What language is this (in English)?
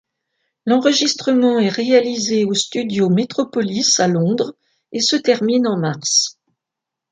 French